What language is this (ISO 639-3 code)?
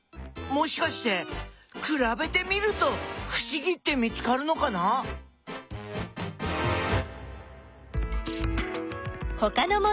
jpn